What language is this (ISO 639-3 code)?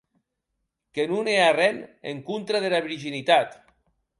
oci